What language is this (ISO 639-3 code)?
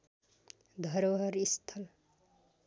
nep